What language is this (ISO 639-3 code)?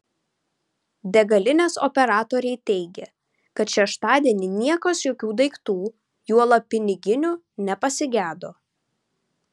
lit